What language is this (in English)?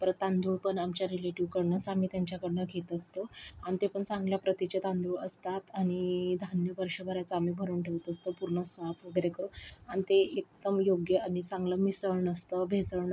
Marathi